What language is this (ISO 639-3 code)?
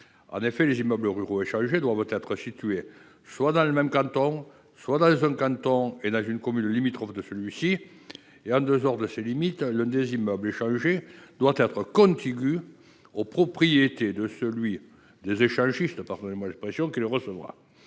fra